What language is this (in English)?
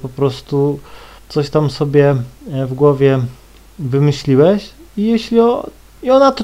Polish